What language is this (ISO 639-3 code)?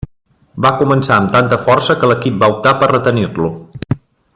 cat